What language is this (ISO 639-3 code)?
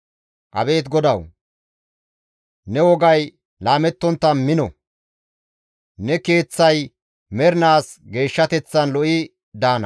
gmv